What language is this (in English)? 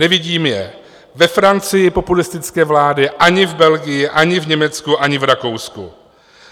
Czech